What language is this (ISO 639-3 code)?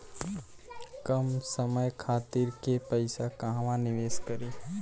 bho